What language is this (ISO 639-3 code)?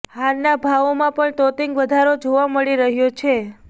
guj